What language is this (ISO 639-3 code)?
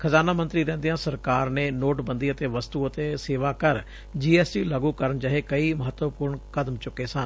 pan